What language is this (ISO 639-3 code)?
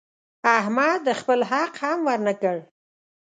pus